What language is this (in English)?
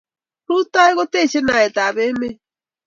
Kalenjin